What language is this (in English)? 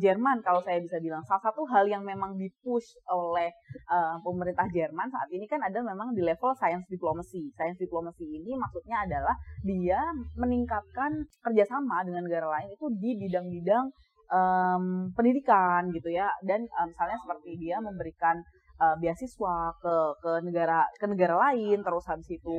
Indonesian